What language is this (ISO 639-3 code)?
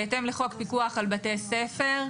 heb